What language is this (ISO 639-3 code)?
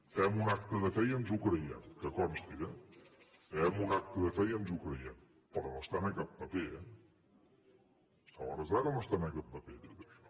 cat